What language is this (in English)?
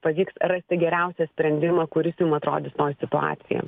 Lithuanian